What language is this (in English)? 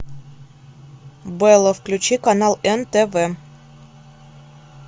Russian